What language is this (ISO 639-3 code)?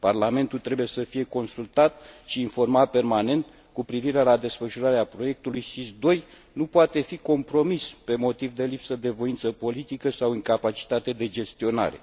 ron